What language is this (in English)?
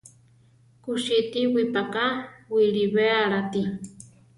Central Tarahumara